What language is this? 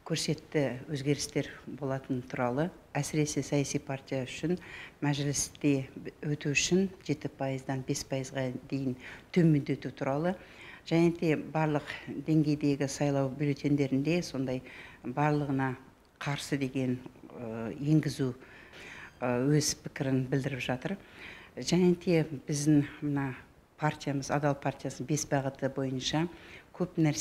Russian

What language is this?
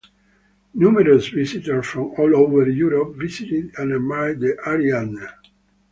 English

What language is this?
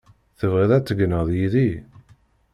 Kabyle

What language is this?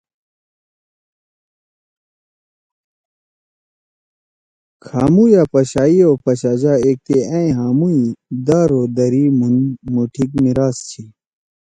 Torwali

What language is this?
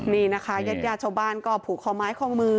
Thai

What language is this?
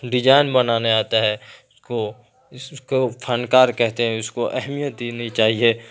Urdu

